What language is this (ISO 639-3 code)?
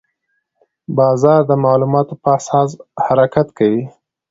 pus